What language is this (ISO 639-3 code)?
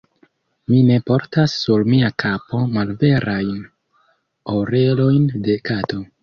epo